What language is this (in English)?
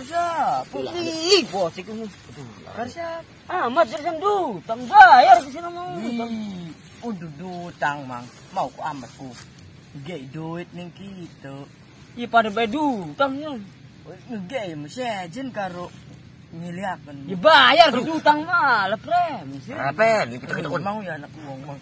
Indonesian